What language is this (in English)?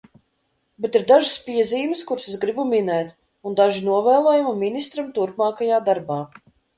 Latvian